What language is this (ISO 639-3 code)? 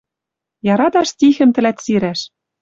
mrj